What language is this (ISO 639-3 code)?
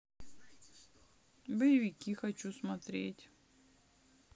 rus